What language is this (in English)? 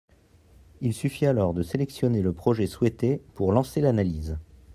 French